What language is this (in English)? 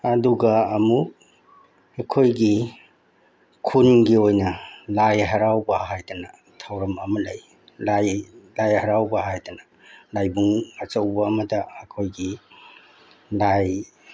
Manipuri